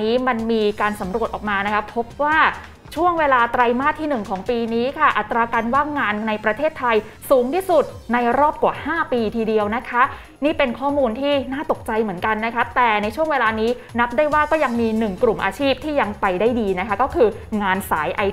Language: Thai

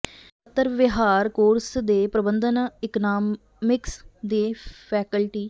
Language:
Punjabi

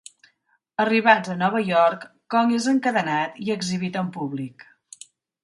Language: Catalan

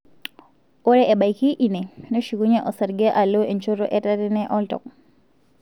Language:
Masai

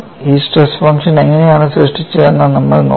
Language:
Malayalam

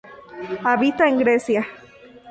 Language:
Spanish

